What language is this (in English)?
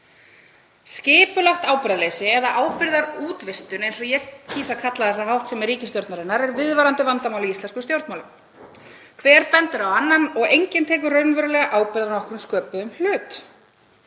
Icelandic